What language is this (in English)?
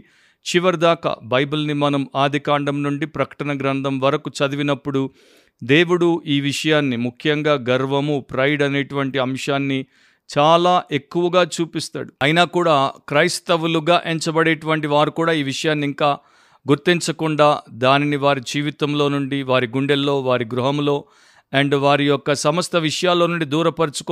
Telugu